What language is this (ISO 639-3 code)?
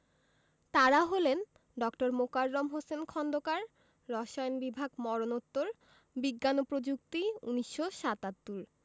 ben